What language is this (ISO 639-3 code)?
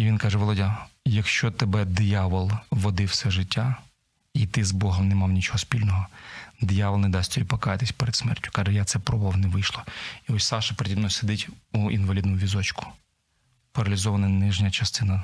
ukr